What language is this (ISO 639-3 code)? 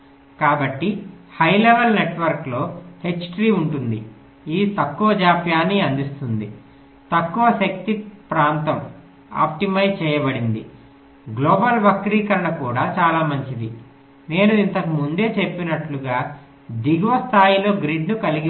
tel